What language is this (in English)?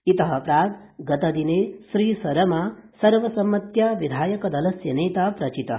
Sanskrit